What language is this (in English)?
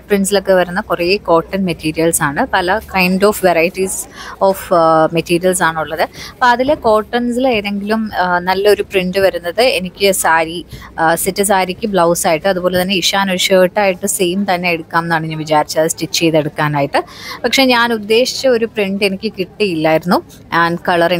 Malayalam